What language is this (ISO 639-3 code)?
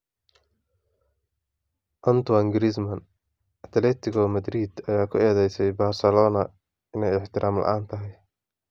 som